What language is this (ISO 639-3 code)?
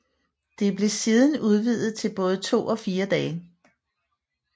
dan